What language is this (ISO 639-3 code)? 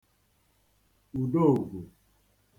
ibo